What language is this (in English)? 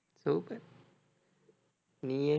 Tamil